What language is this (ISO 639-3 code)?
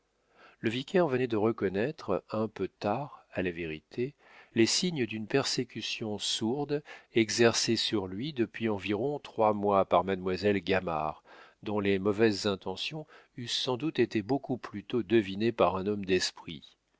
fra